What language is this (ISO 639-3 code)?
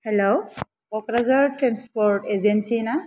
brx